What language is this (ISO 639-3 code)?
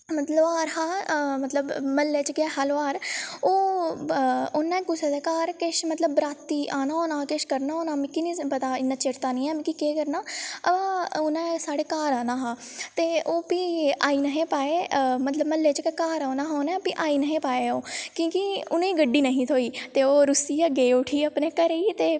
doi